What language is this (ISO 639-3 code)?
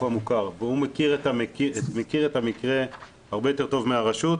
heb